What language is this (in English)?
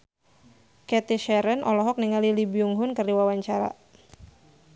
Sundanese